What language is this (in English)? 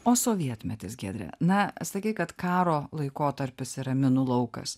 Lithuanian